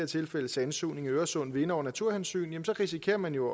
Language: Danish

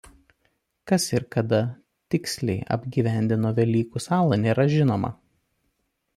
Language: Lithuanian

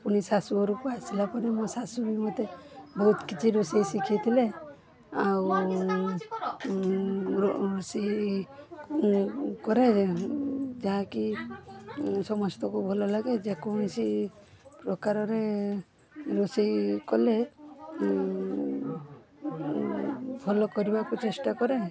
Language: Odia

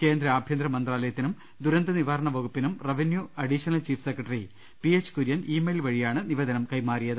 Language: Malayalam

